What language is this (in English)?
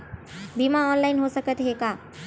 Chhattisgarhi